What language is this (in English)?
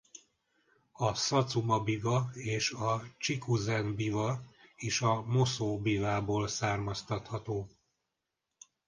Hungarian